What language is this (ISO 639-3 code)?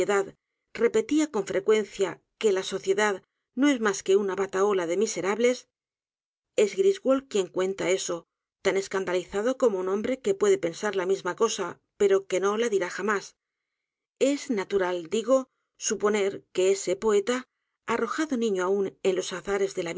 spa